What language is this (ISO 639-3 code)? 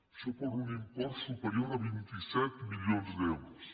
cat